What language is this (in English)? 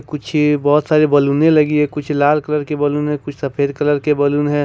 Hindi